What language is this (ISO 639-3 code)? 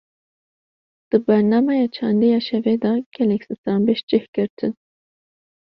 kur